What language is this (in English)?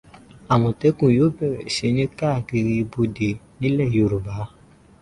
Yoruba